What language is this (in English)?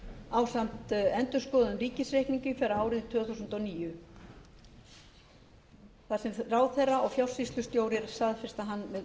Icelandic